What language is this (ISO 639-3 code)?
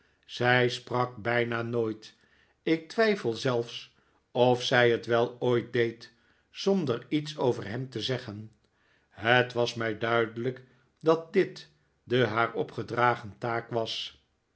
nld